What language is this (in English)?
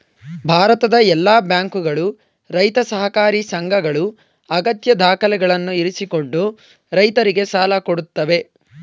Kannada